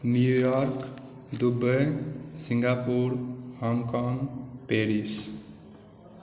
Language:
Maithili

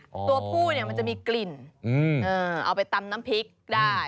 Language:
Thai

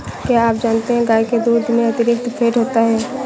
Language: Hindi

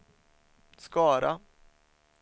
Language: Swedish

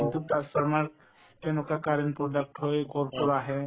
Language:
Assamese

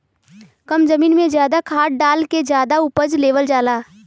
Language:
Bhojpuri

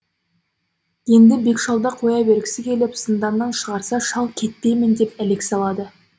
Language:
Kazakh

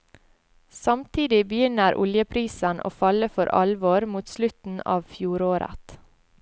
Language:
Norwegian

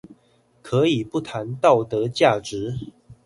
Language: Chinese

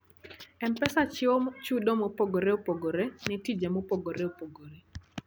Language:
Luo (Kenya and Tanzania)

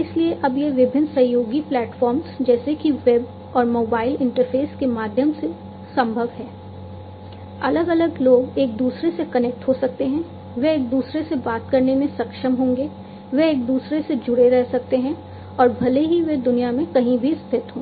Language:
Hindi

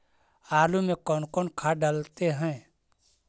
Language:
Magahi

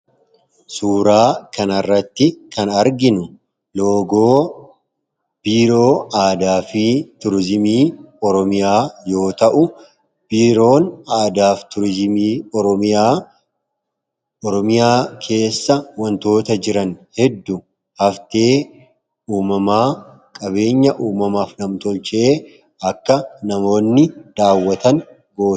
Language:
Oromo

